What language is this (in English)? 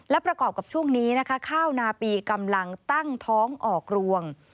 Thai